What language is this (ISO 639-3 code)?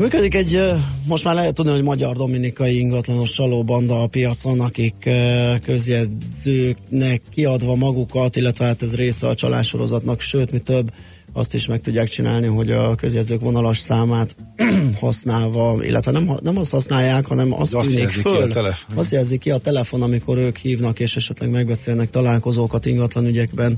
hun